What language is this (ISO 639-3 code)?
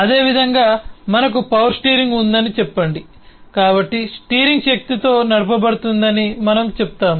tel